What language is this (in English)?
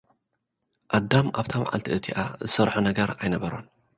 Tigrinya